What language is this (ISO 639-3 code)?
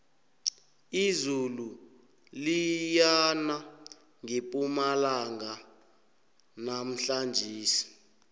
nbl